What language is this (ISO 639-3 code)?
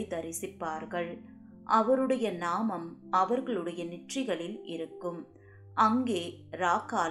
tam